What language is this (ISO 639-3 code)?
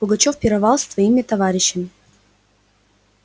rus